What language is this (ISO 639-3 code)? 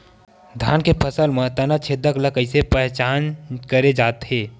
hne